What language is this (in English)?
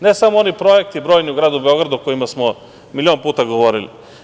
Serbian